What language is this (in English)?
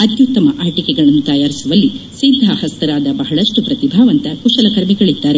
Kannada